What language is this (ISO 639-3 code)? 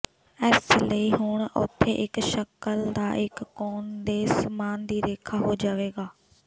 pan